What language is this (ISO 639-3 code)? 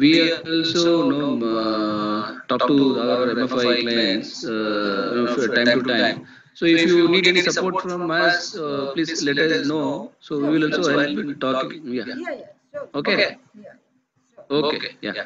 eng